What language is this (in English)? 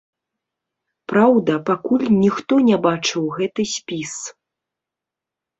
Belarusian